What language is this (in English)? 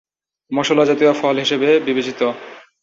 Bangla